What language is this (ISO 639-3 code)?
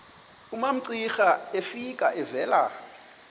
xho